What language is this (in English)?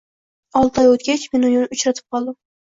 Uzbek